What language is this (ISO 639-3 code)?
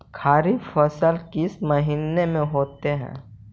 mag